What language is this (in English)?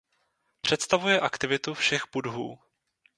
Czech